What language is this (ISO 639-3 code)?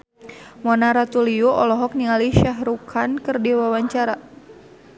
sun